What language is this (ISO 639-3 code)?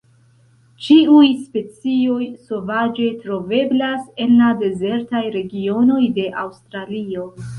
epo